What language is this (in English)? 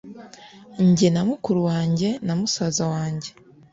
Kinyarwanda